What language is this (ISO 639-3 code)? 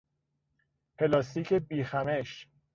fas